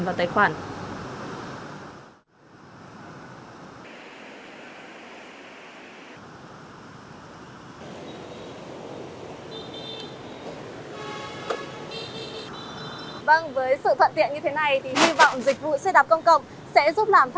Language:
Vietnamese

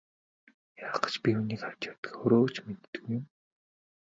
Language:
Mongolian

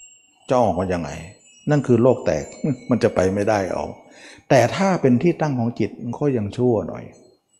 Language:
Thai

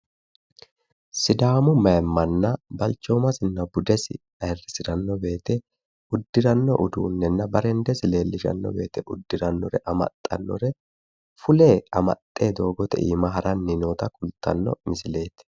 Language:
Sidamo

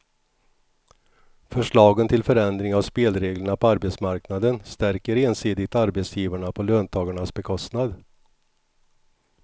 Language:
Swedish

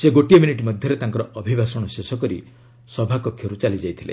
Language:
Odia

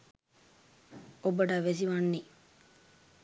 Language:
Sinhala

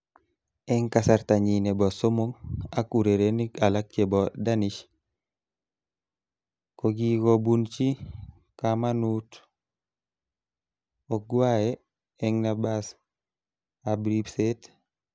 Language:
Kalenjin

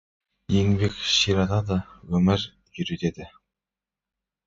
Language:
Kazakh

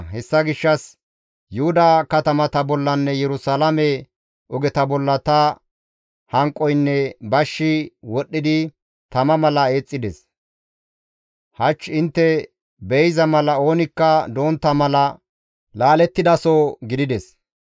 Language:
Gamo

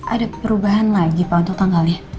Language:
Indonesian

